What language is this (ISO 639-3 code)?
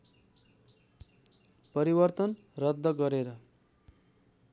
nep